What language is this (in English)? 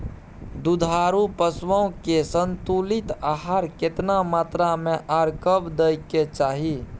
Maithili